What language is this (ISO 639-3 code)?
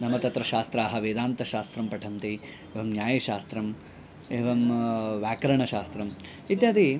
san